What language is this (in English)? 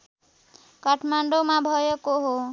Nepali